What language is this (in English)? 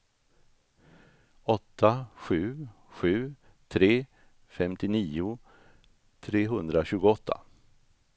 Swedish